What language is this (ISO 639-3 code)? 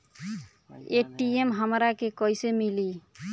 bho